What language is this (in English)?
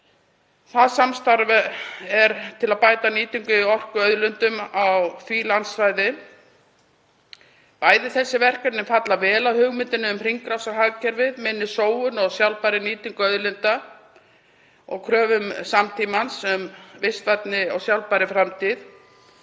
Icelandic